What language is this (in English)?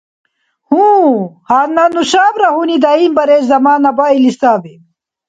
Dargwa